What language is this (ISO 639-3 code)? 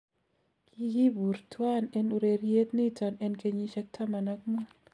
kln